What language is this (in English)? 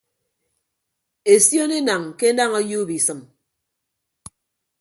Ibibio